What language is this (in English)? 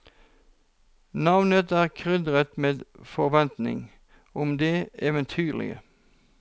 Norwegian